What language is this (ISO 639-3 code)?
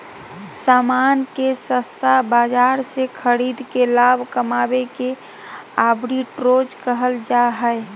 mag